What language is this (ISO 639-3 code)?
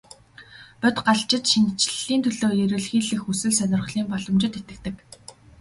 mon